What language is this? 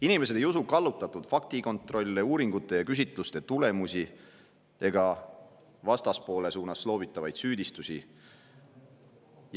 Estonian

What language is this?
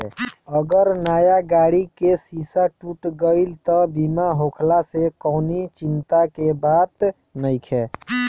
Bhojpuri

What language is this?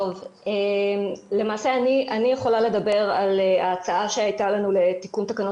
Hebrew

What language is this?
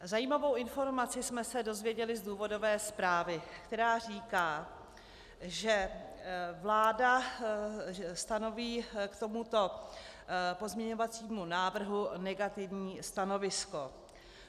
Czech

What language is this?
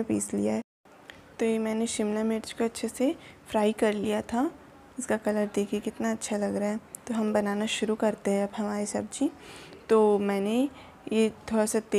Hindi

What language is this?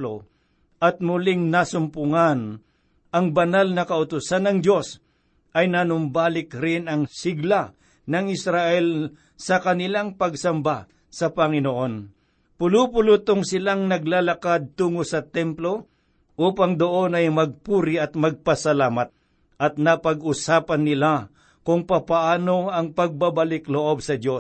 Filipino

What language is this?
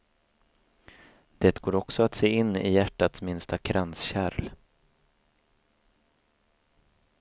Swedish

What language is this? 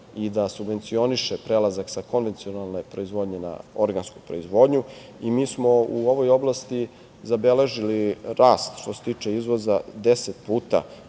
Serbian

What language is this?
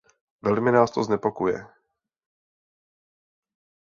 Czech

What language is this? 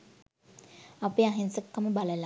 Sinhala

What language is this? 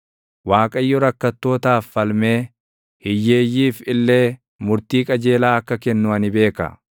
Oromo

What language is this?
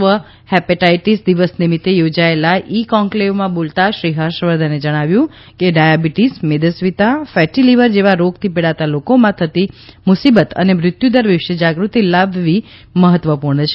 Gujarati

